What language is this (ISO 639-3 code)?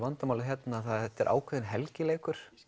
isl